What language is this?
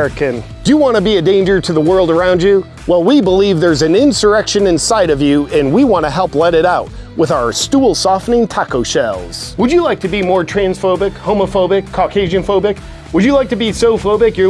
English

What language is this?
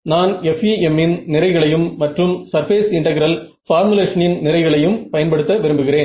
Tamil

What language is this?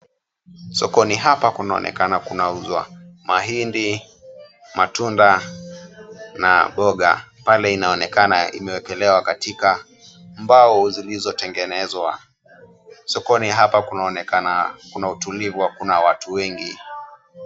Swahili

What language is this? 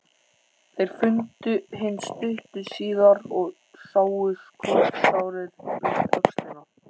Icelandic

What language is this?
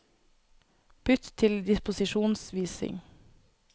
Norwegian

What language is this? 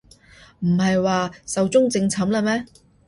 Cantonese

